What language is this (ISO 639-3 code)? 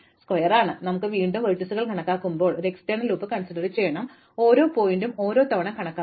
mal